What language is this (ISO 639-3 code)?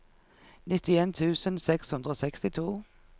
nor